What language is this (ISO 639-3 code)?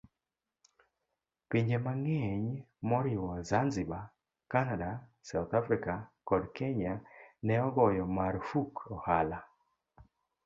luo